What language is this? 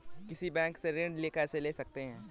Hindi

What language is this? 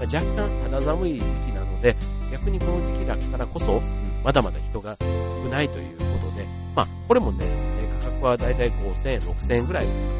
Japanese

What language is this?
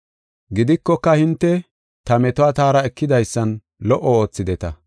Gofa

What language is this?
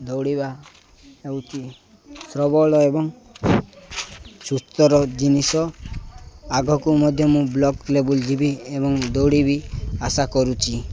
Odia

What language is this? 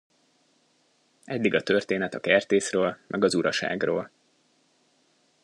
Hungarian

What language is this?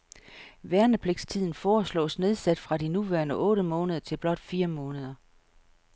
Danish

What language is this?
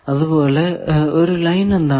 Malayalam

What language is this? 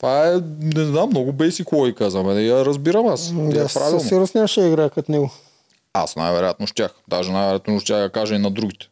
Bulgarian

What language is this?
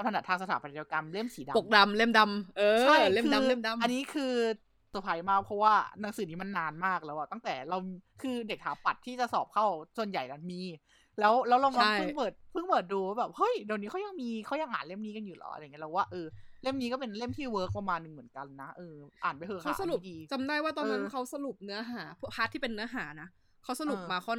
Thai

